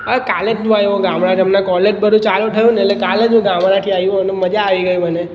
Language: Gujarati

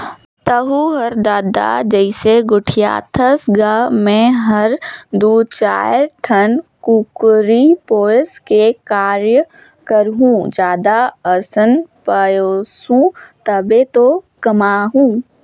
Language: Chhattisgarhi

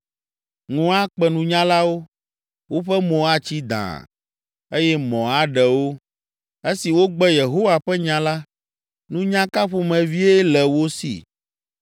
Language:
Ewe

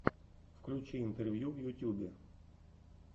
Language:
Russian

